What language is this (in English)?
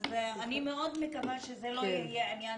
Hebrew